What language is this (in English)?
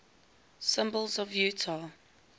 English